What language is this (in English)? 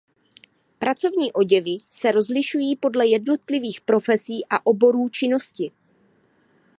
Czech